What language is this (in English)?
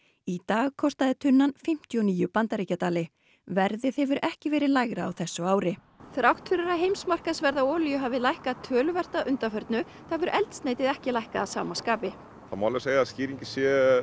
Icelandic